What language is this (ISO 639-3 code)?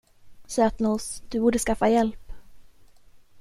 swe